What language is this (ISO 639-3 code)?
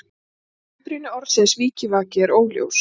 isl